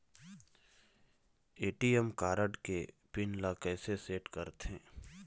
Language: Chhattisgarhi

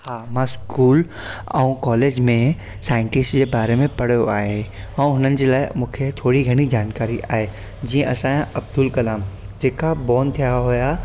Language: Sindhi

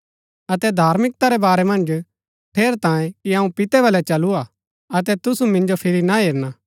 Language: Gaddi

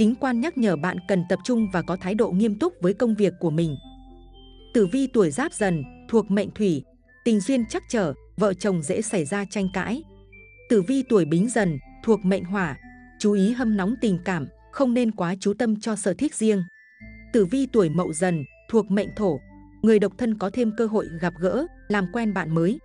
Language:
Vietnamese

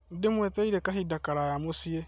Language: Kikuyu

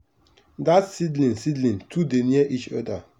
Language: Nigerian Pidgin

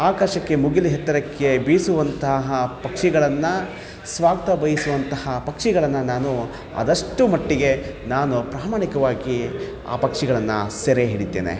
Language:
Kannada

